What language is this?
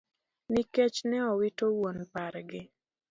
Luo (Kenya and Tanzania)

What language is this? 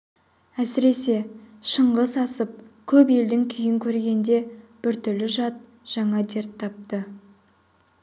Kazakh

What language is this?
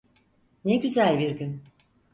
Turkish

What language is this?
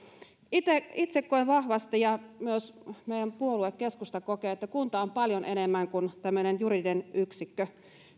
Finnish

